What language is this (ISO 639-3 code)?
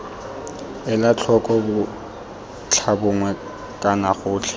tsn